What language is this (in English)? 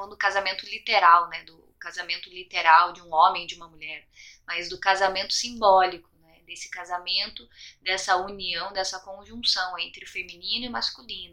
Portuguese